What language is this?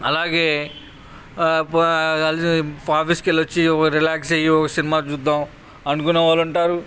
Telugu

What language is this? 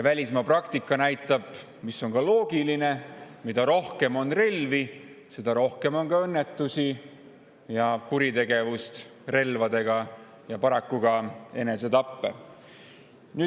Estonian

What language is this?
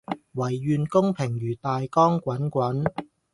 Cantonese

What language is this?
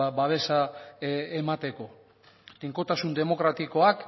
Basque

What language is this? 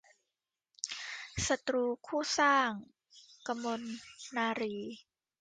Thai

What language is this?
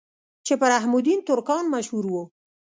Pashto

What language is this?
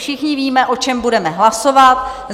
Czech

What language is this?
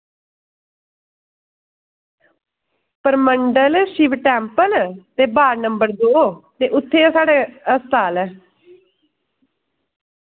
Dogri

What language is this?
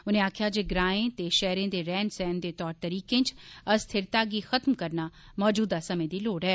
Dogri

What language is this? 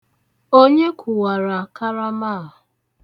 Igbo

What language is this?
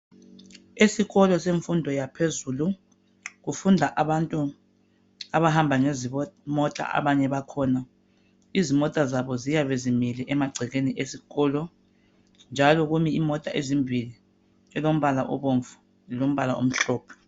North Ndebele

